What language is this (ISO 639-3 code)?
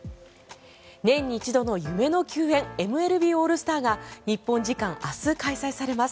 jpn